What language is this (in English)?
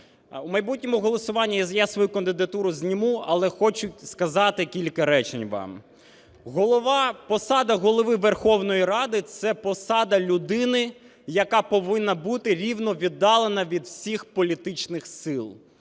Ukrainian